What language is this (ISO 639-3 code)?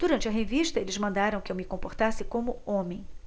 por